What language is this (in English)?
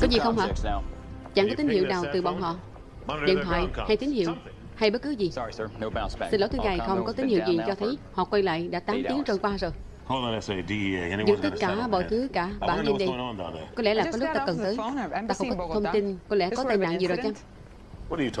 Vietnamese